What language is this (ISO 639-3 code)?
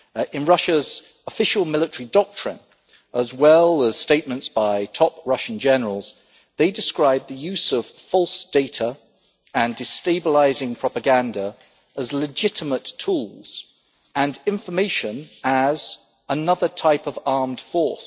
eng